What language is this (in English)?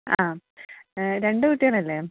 Malayalam